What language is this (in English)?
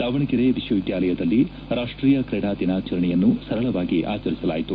Kannada